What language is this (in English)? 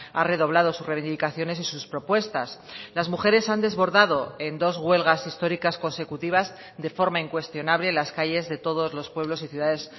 Spanish